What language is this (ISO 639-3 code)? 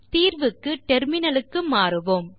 tam